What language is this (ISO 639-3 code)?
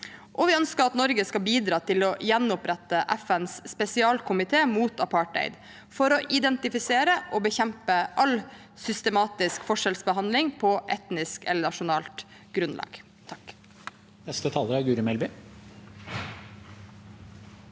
nor